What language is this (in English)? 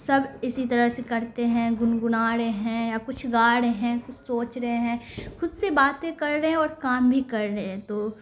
Urdu